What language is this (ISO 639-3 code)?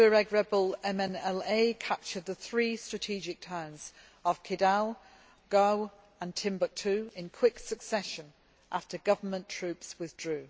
eng